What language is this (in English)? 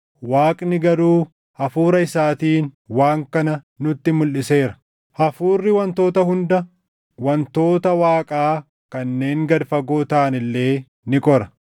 Oromo